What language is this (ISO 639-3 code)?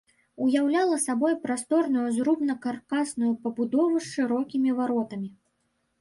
bel